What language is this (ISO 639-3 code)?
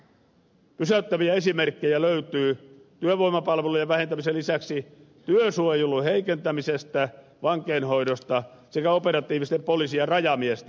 fin